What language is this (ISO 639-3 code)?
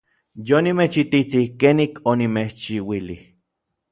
nlv